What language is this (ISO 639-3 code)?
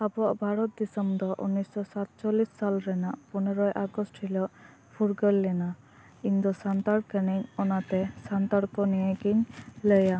sat